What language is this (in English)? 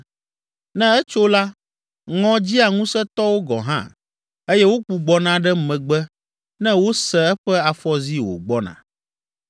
Ewe